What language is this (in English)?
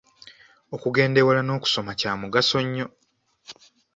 Ganda